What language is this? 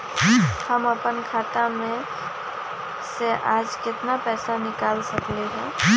Magahi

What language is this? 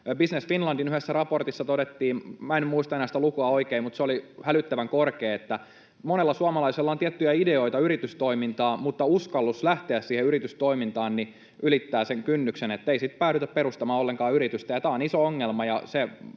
Finnish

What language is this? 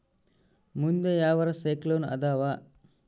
Kannada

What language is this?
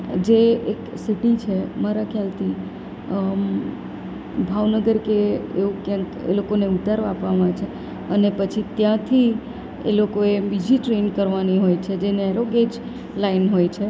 Gujarati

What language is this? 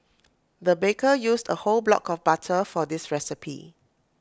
English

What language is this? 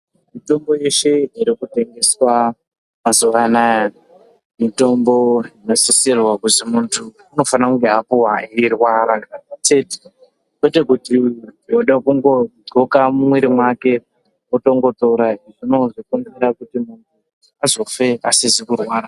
Ndau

